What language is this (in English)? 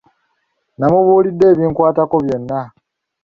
Ganda